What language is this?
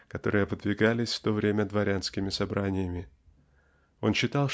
Russian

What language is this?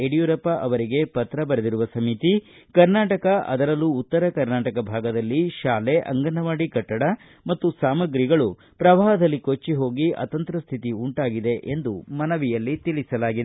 Kannada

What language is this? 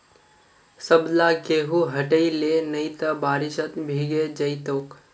Magahi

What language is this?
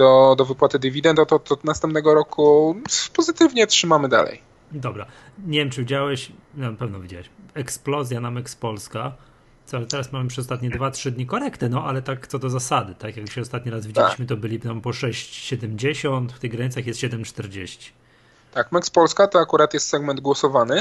Polish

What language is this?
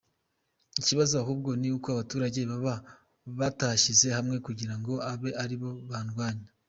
Kinyarwanda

